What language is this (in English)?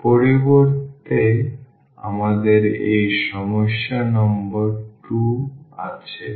Bangla